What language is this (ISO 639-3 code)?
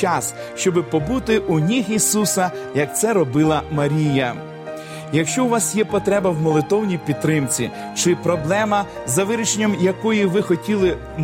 ukr